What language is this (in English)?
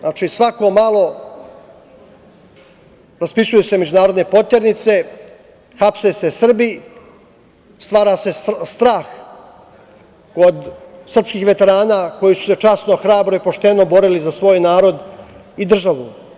Serbian